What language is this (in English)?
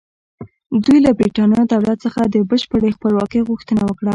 Pashto